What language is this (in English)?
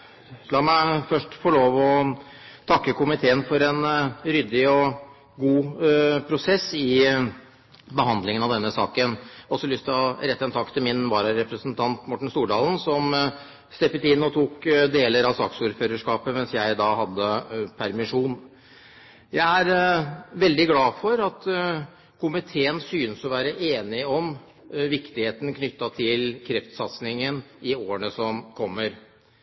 Norwegian Bokmål